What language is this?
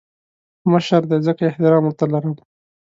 Pashto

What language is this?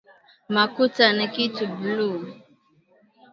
Swahili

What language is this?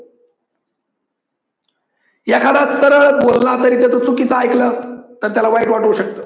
Marathi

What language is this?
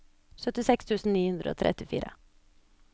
Norwegian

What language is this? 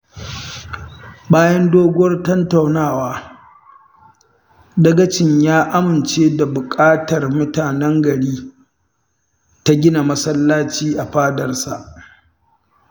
Hausa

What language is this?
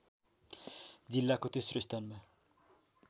Nepali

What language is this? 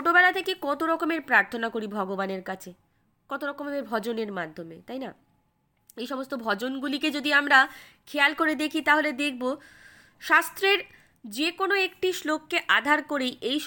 Bangla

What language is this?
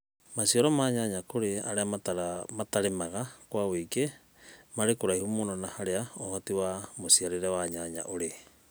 Kikuyu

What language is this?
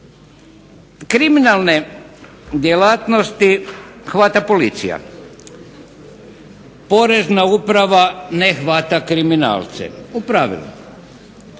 Croatian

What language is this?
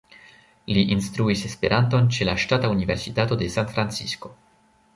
Esperanto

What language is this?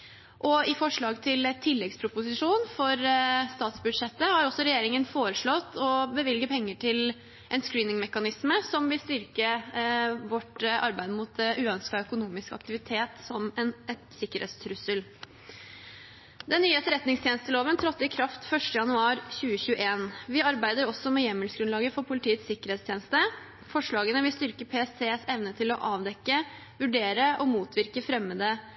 Norwegian Bokmål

